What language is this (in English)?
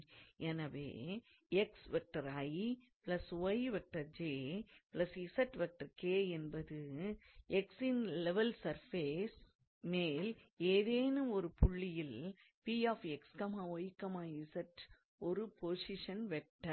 Tamil